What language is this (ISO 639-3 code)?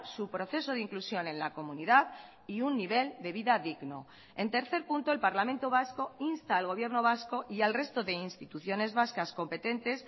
spa